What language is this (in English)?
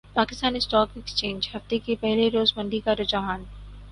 Urdu